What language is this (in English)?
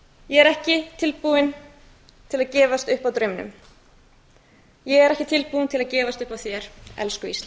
Icelandic